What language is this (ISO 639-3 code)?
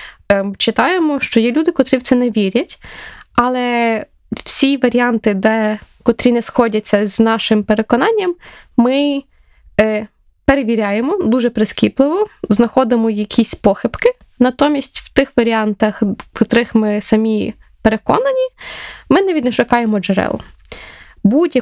ukr